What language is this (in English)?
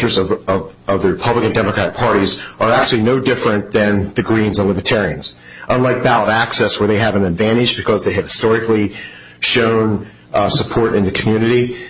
English